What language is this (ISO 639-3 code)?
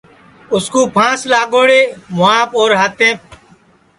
ssi